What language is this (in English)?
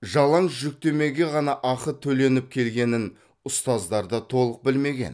Kazakh